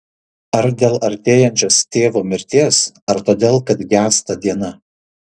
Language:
Lithuanian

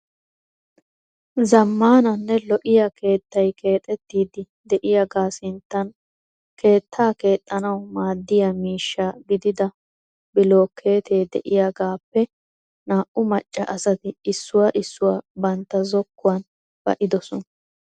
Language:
Wolaytta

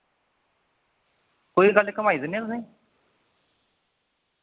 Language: Dogri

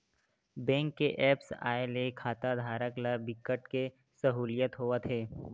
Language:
Chhattisgarhi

